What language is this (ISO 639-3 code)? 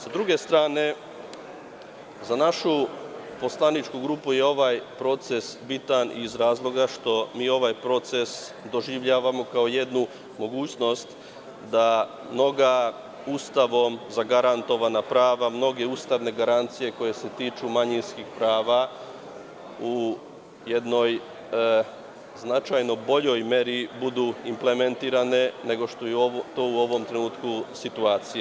srp